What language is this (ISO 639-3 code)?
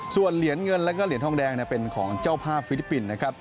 tha